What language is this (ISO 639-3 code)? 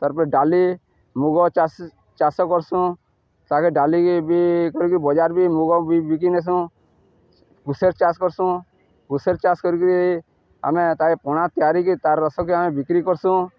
ori